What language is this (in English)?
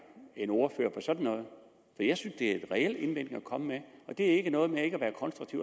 Danish